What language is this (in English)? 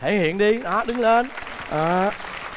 Vietnamese